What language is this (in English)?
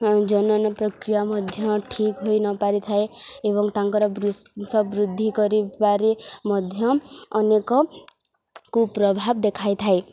Odia